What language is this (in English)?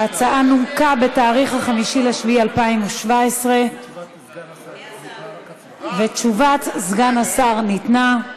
Hebrew